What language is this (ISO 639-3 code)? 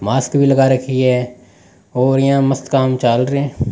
raj